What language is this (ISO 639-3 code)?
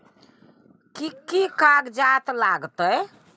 mai